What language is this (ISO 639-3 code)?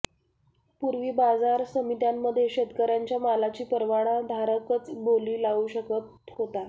mar